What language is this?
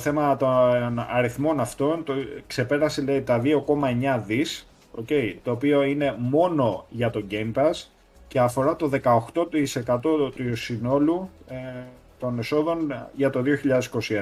Greek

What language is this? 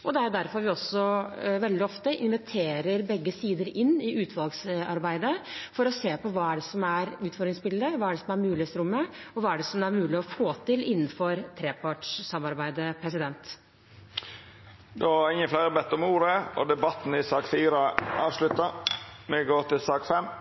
Norwegian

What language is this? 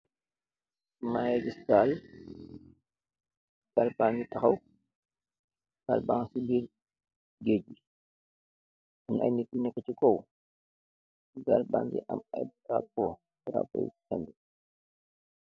Wolof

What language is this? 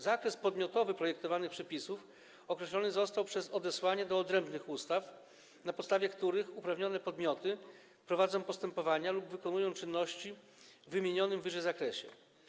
Polish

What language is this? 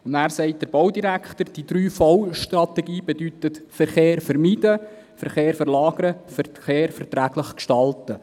Swiss German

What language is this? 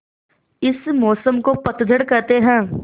Hindi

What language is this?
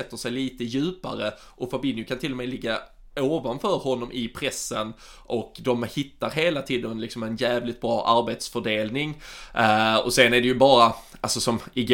Swedish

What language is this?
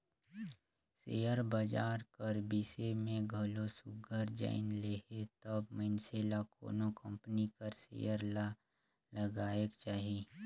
Chhattisgarhi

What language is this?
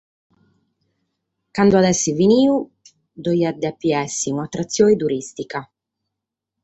Sardinian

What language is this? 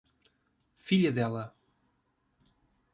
Portuguese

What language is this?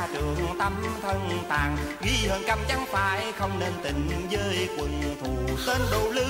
Vietnamese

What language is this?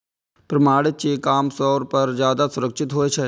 Maithili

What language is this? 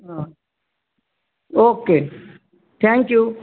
Gujarati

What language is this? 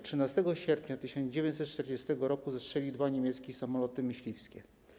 Polish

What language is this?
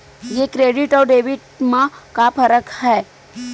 Chhattisgarhi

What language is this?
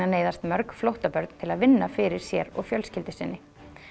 Icelandic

